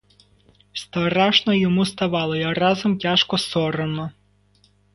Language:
Ukrainian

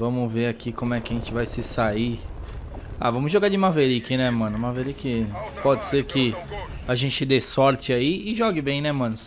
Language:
Portuguese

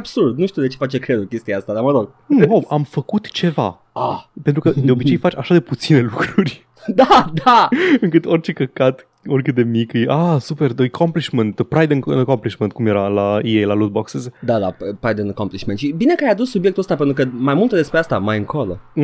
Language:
Romanian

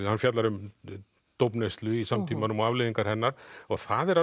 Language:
Icelandic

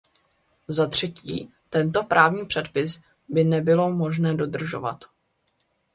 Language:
Czech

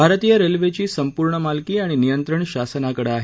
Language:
Marathi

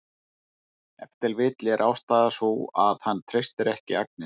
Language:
Icelandic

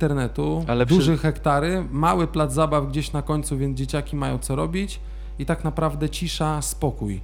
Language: Polish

